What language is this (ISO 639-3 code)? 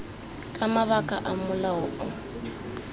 tsn